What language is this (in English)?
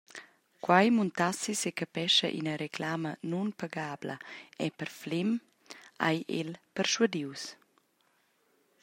Romansh